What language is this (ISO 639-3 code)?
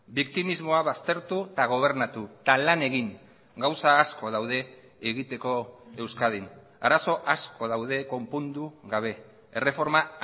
eus